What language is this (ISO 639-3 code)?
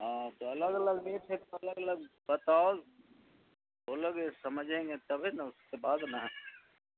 urd